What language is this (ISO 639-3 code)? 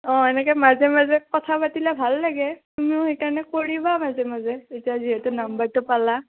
asm